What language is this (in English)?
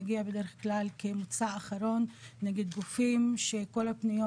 Hebrew